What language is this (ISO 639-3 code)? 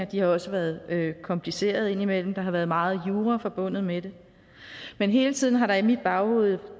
dan